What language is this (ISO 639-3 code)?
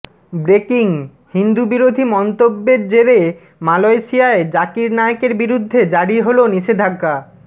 ben